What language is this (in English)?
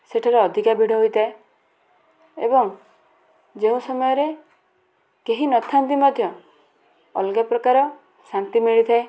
Odia